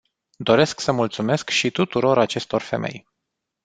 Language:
Romanian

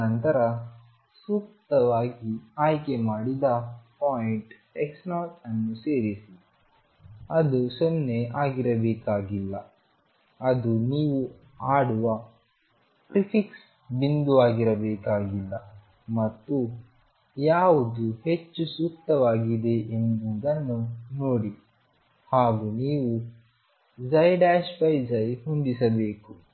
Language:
Kannada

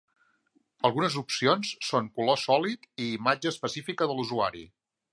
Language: Catalan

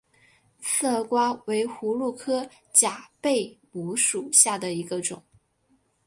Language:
Chinese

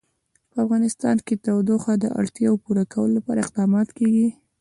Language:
Pashto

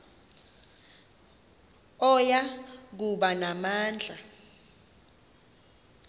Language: Xhosa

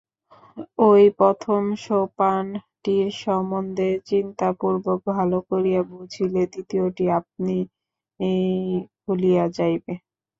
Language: Bangla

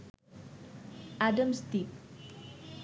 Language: Bangla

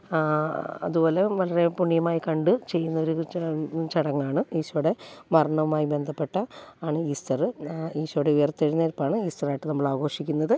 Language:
Malayalam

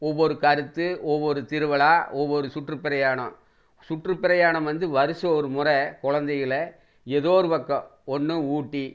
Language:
Tamil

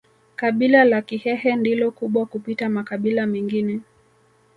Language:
Swahili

